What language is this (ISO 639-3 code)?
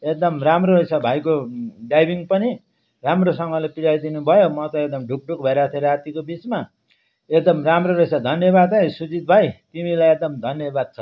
nep